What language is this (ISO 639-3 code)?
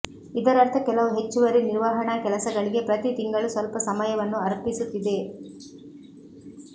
kan